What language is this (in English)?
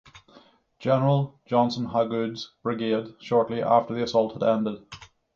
English